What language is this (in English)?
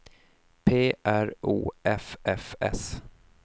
Swedish